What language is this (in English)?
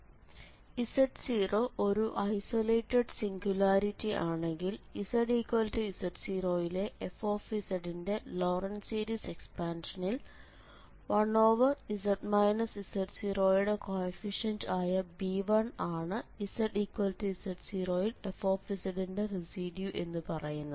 Malayalam